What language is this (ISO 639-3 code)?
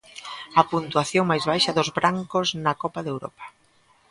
glg